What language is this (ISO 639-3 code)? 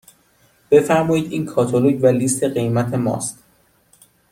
fas